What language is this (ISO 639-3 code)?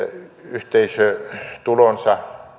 fin